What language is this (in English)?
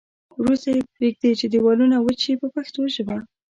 Pashto